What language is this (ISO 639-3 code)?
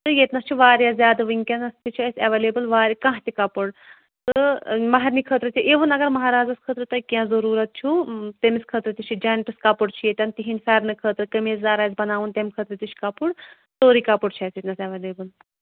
kas